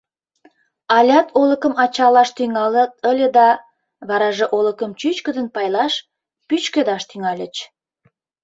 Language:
Mari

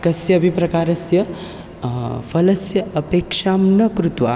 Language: Sanskrit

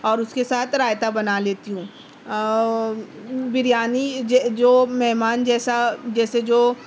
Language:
Urdu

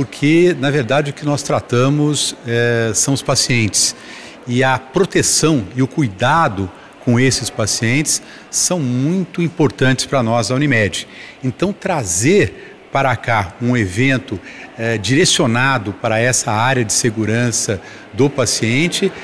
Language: Portuguese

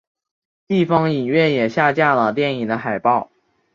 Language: Chinese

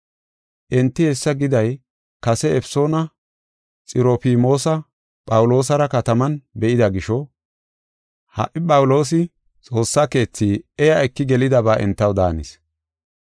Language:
Gofa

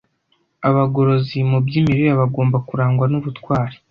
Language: Kinyarwanda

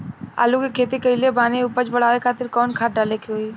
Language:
Bhojpuri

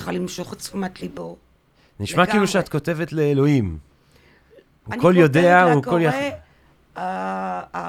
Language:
Hebrew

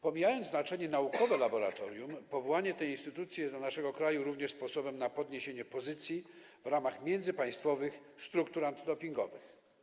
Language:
Polish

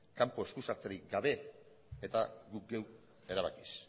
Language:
Basque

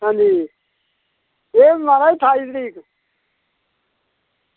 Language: Dogri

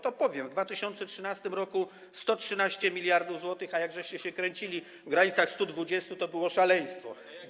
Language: Polish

